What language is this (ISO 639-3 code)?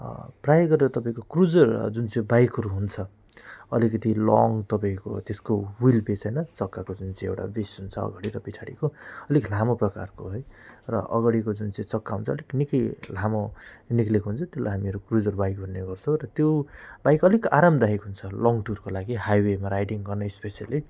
nep